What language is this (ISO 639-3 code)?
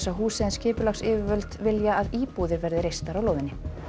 isl